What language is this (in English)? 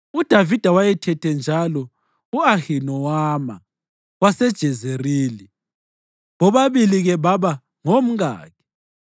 North Ndebele